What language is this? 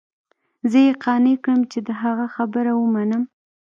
Pashto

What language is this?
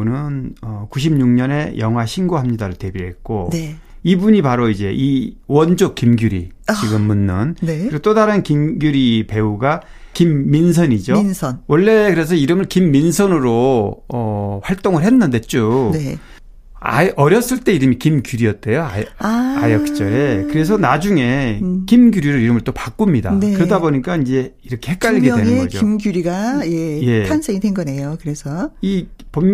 Korean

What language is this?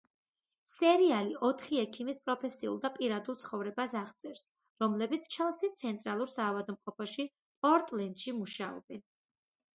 Georgian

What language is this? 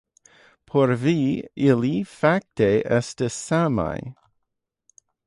Esperanto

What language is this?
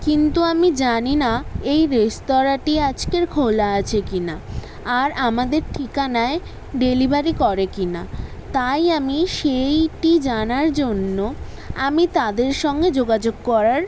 Bangla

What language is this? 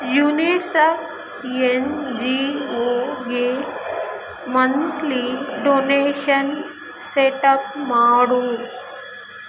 Kannada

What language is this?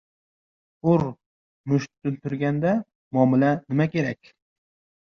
Uzbek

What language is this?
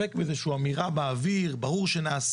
Hebrew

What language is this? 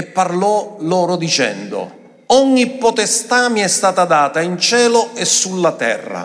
Italian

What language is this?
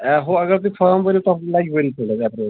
Kashmiri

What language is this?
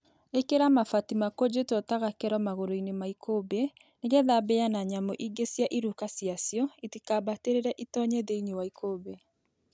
Kikuyu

